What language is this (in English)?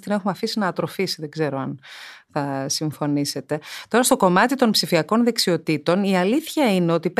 Greek